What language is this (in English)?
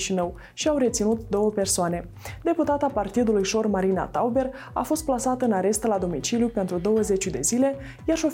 Romanian